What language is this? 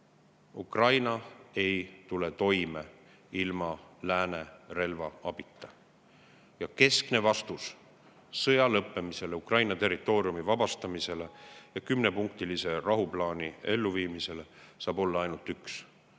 Estonian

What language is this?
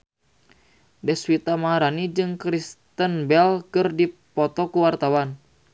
Sundanese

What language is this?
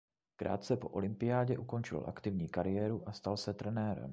Czech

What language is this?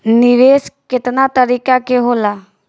Bhojpuri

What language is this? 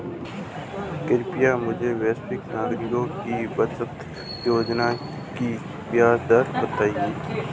Hindi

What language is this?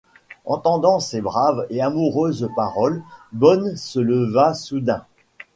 French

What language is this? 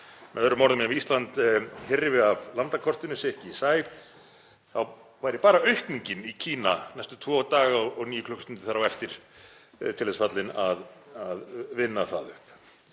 Icelandic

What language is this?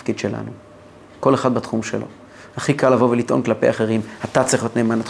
Hebrew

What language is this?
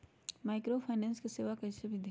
Magahi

